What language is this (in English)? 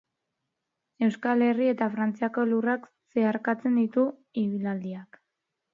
Basque